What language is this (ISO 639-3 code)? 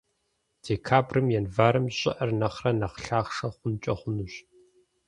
kbd